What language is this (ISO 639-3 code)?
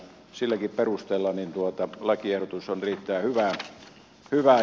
fin